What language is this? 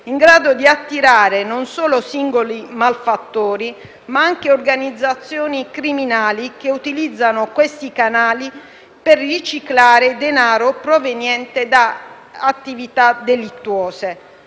Italian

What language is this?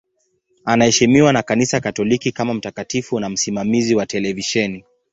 Swahili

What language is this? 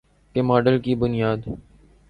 Urdu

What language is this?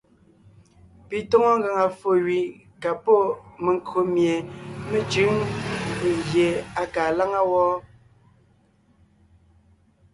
Ngiemboon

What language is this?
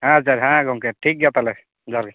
Santali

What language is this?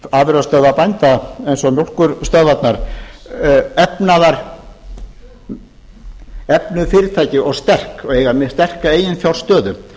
Icelandic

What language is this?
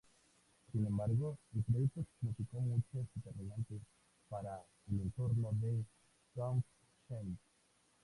Spanish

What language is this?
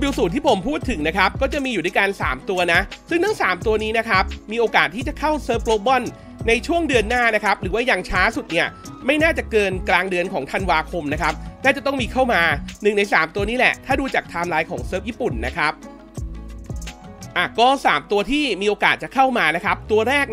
Thai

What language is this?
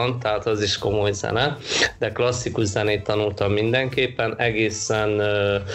Hungarian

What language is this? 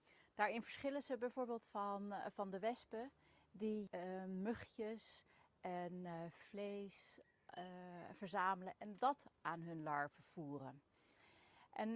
Russian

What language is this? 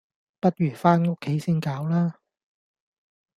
Cantonese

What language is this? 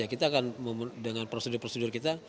Indonesian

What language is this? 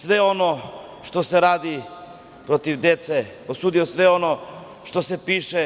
Serbian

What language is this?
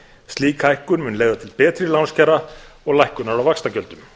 Icelandic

